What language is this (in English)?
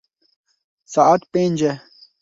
Kurdish